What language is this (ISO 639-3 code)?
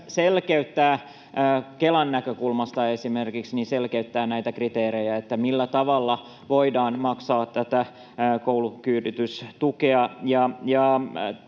fin